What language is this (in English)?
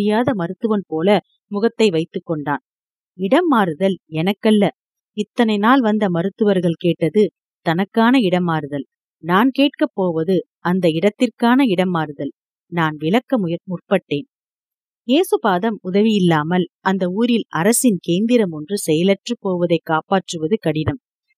Tamil